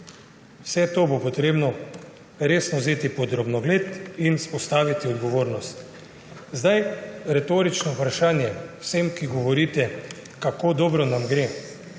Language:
Slovenian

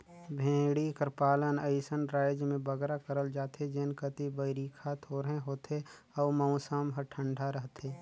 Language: Chhattisgarhi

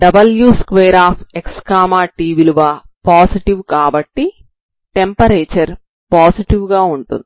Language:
Telugu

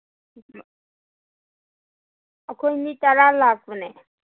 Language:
Manipuri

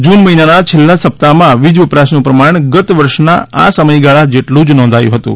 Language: Gujarati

